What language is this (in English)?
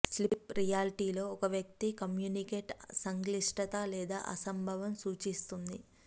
Telugu